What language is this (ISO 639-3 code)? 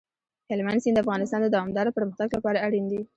pus